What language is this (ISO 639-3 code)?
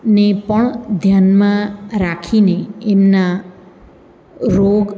guj